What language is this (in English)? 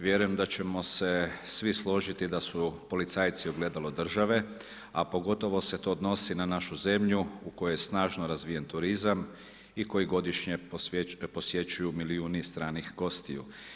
Croatian